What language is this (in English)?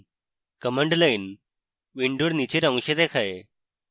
Bangla